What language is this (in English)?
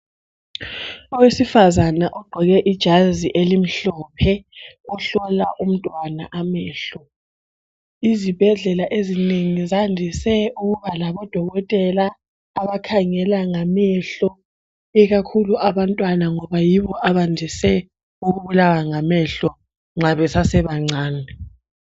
North Ndebele